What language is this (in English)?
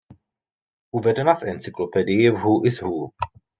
Czech